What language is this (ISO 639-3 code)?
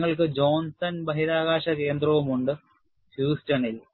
mal